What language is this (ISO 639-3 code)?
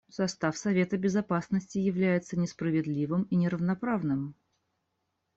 rus